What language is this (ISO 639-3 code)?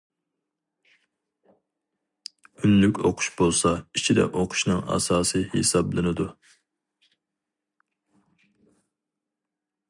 uig